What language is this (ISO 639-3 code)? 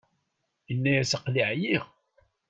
kab